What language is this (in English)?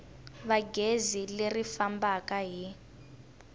Tsonga